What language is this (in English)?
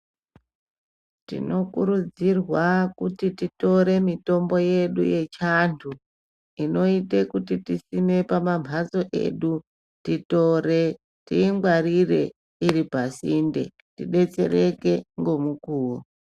Ndau